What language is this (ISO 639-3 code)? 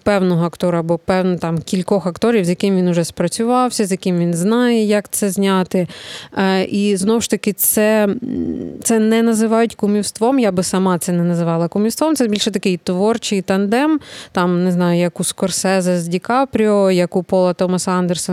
ukr